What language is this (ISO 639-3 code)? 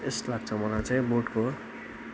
nep